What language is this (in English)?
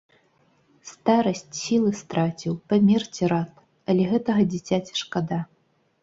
Belarusian